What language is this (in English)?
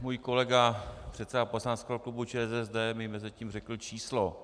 Czech